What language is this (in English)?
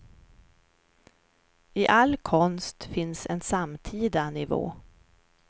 Swedish